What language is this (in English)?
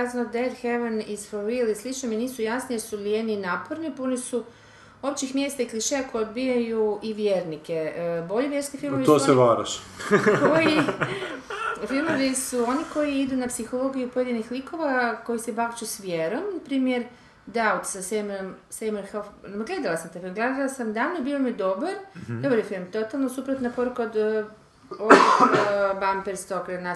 Croatian